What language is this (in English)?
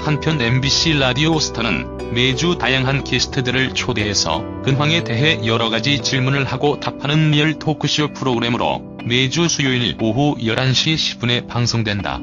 Korean